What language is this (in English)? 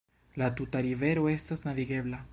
Esperanto